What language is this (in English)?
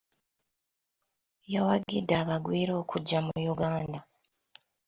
Ganda